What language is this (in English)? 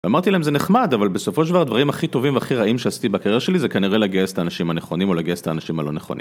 Hebrew